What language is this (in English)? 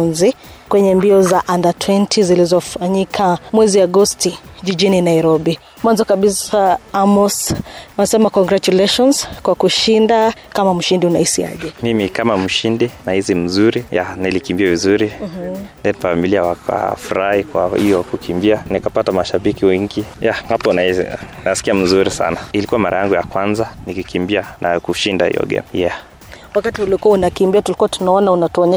Swahili